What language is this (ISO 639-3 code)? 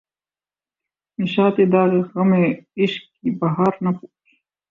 urd